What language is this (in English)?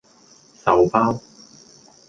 Cantonese